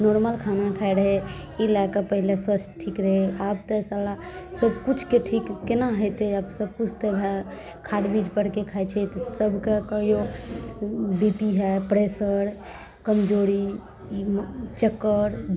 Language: Maithili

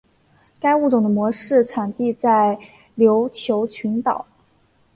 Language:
Chinese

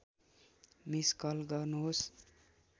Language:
Nepali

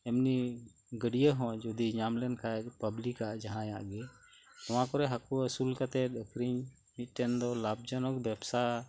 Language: Santali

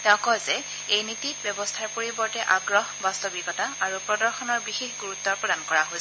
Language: Assamese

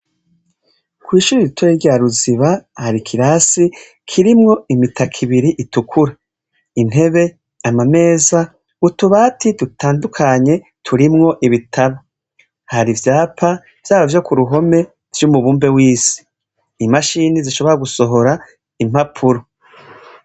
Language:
Rundi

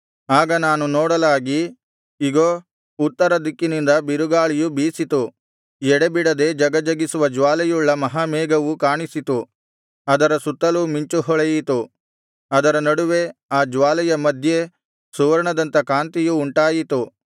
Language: Kannada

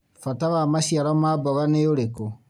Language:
Kikuyu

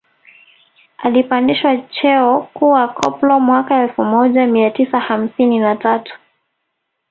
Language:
Swahili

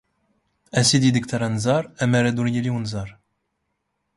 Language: Standard Moroccan Tamazight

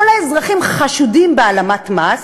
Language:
Hebrew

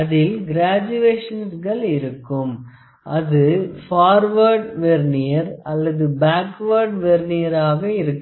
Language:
Tamil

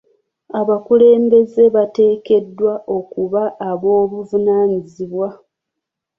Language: Ganda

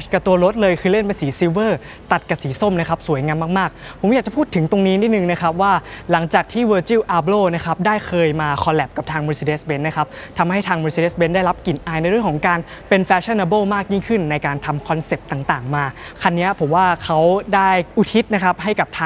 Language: Thai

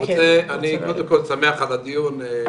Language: Hebrew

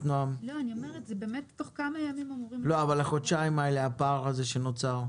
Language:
Hebrew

